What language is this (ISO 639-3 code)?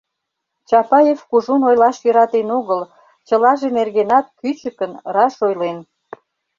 chm